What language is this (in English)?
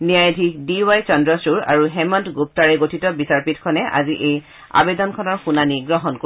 Assamese